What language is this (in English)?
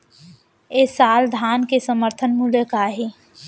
Chhattisgarhi